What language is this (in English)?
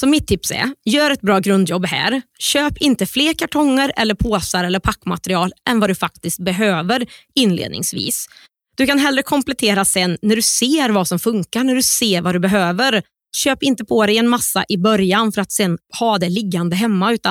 Swedish